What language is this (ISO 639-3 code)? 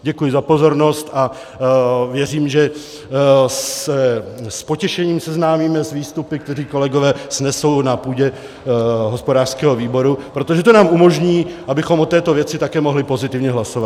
ces